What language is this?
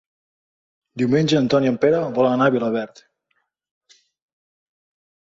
Catalan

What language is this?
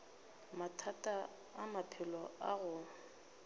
Northern Sotho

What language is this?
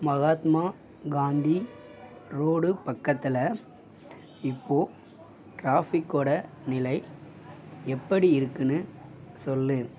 Tamil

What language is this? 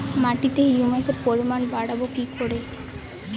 Bangla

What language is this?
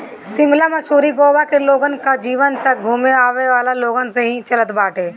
Bhojpuri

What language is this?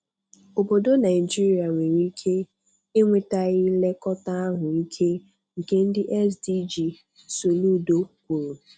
Igbo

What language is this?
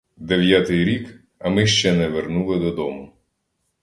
Ukrainian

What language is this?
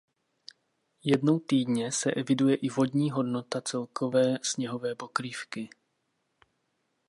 Czech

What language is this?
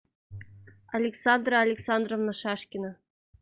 Russian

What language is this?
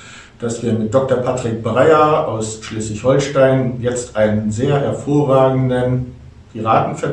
German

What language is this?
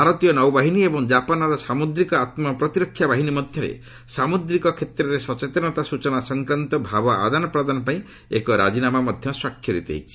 Odia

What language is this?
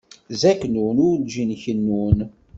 Kabyle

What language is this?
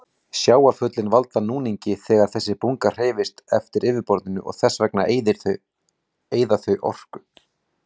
Icelandic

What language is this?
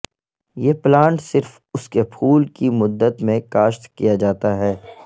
Urdu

